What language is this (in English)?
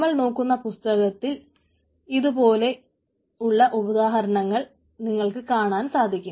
Malayalam